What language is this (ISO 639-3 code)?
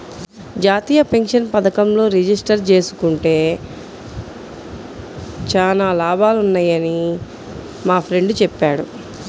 tel